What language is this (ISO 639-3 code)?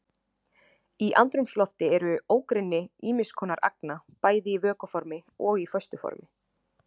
isl